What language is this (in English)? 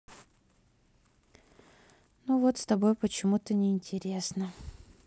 Russian